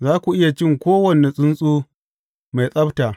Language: Hausa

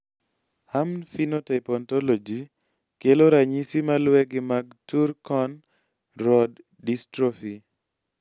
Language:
Luo (Kenya and Tanzania)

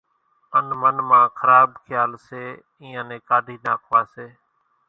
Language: Kachi Koli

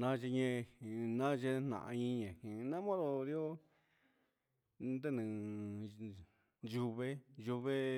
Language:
Huitepec Mixtec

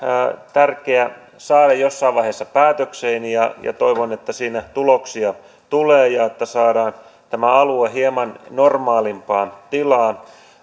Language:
Finnish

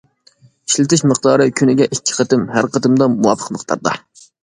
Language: Uyghur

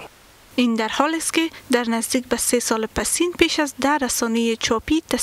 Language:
Persian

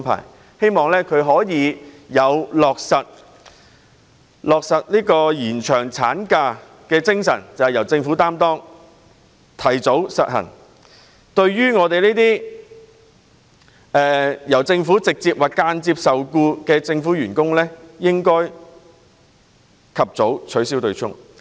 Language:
Cantonese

